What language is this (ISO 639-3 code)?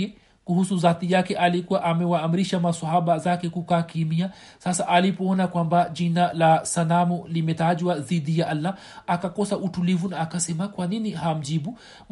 swa